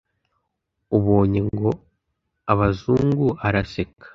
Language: Kinyarwanda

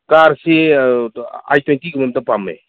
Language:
Manipuri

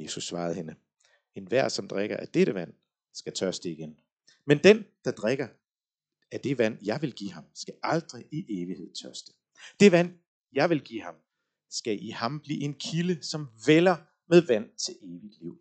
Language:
Danish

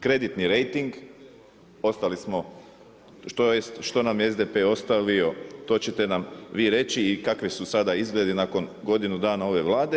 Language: Croatian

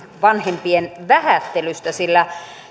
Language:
Finnish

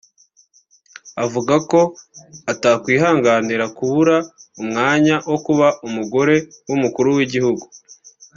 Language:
Kinyarwanda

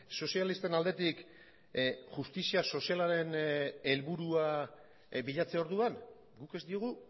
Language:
Basque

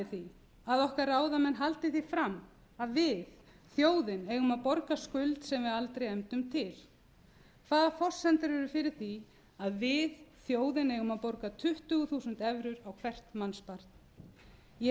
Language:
Icelandic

